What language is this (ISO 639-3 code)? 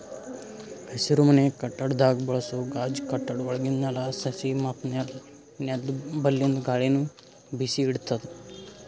kan